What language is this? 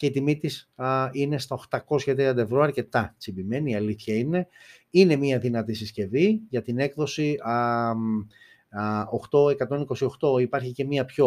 Greek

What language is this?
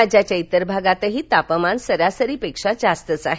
Marathi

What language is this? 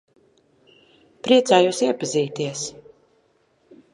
Latvian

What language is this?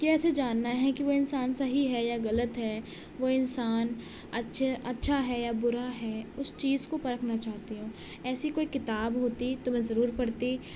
Urdu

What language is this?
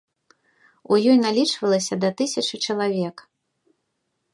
Belarusian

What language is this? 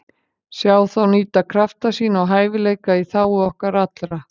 Icelandic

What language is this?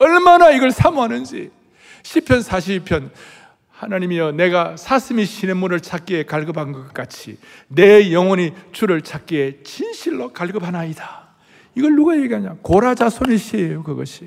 Korean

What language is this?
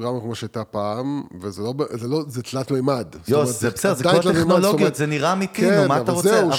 Hebrew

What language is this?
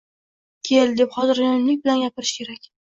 Uzbek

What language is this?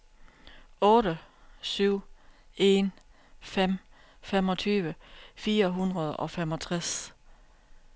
Danish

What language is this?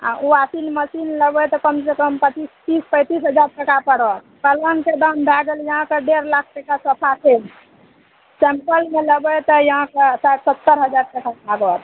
Maithili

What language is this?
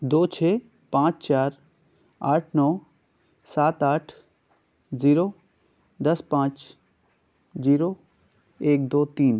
Urdu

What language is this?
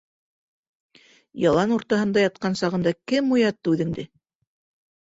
Bashkir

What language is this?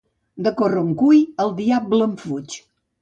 Catalan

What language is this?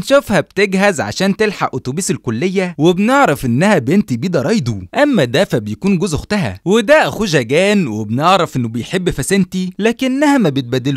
Arabic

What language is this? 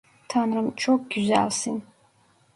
Turkish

